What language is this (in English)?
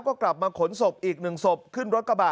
Thai